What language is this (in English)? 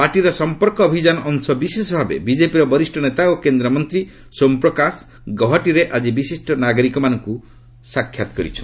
Odia